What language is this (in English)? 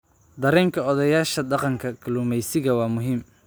Somali